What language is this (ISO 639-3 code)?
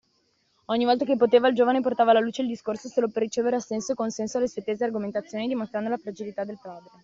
ita